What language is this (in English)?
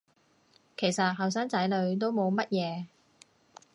Cantonese